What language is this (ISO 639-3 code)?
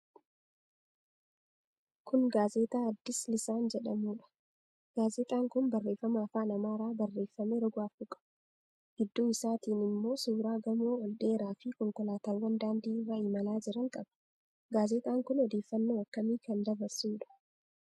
orm